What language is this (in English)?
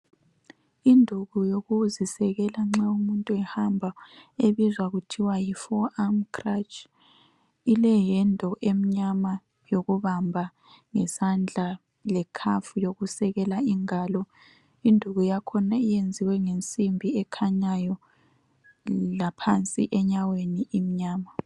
North Ndebele